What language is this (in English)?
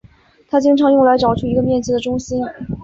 Chinese